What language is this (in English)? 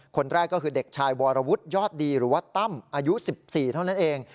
Thai